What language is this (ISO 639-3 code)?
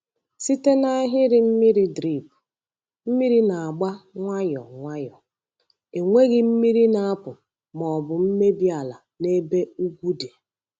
ibo